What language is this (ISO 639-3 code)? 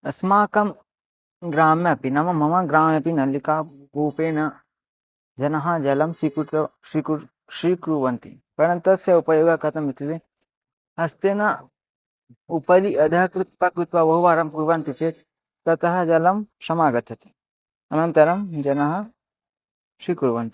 san